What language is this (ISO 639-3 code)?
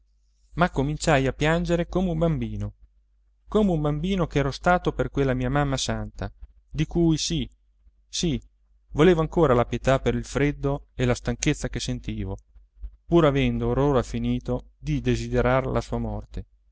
ita